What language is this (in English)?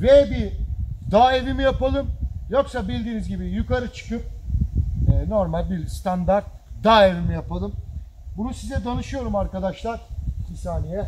Turkish